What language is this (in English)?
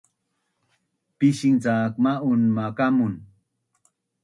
Bunun